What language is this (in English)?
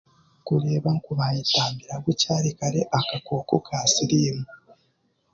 Chiga